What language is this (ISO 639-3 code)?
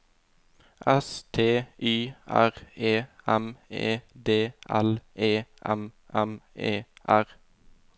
nor